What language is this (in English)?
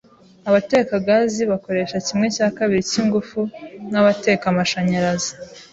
Kinyarwanda